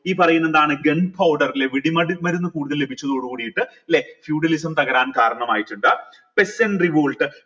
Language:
Malayalam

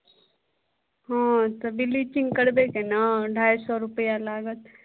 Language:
Maithili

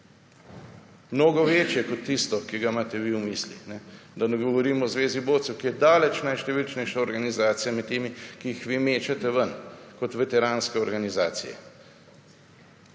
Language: Slovenian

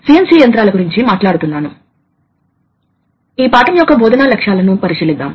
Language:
Telugu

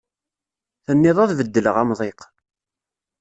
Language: Kabyle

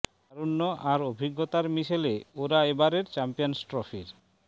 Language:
Bangla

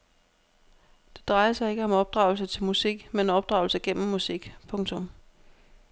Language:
Danish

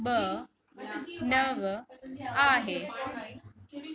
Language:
Sindhi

